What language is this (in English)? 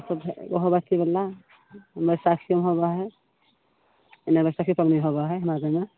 Maithili